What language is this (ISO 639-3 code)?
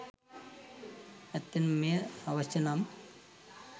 sin